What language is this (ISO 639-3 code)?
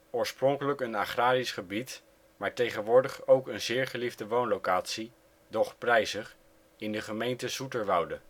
nld